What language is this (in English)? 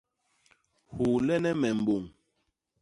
Basaa